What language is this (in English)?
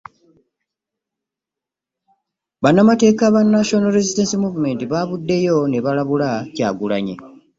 Ganda